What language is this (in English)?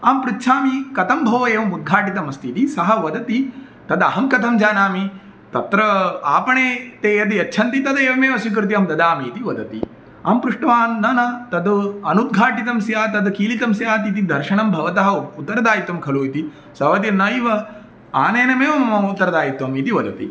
Sanskrit